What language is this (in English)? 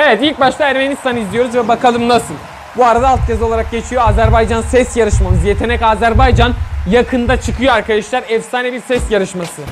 Turkish